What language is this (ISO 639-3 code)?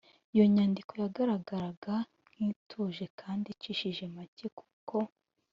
kin